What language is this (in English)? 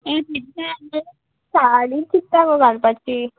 Konkani